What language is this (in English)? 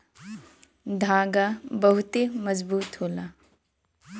Bhojpuri